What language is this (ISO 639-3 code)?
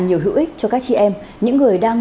vie